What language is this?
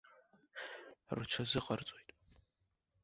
Abkhazian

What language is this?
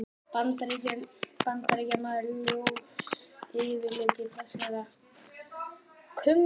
Icelandic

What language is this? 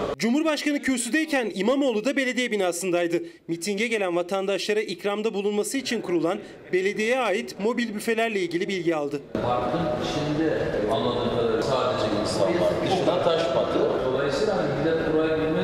Turkish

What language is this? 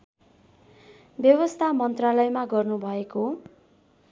Nepali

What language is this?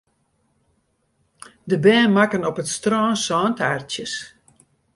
Western Frisian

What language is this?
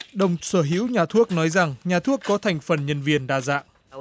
Vietnamese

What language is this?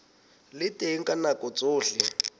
Southern Sotho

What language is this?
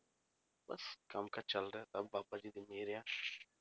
Punjabi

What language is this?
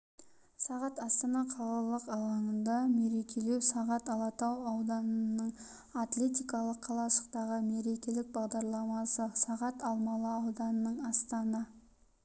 Kazakh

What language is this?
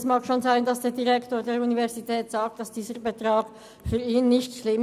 Swiss German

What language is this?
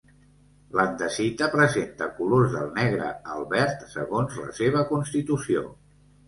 Catalan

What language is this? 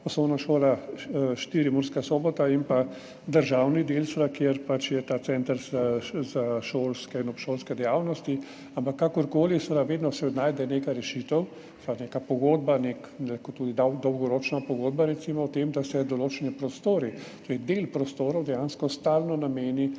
Slovenian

